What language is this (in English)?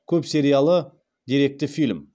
Kazakh